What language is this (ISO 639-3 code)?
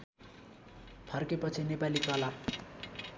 nep